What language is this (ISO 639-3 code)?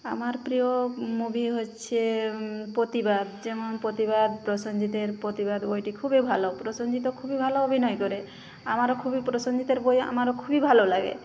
ben